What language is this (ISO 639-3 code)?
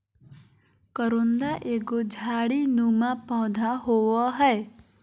mag